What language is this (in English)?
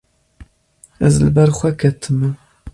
Kurdish